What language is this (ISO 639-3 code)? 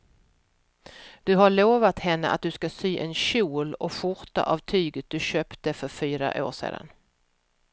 swe